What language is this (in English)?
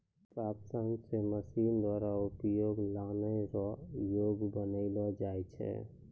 Maithili